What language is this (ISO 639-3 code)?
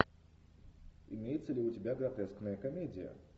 rus